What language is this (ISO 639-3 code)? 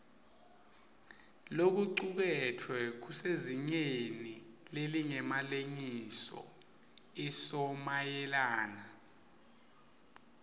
ssw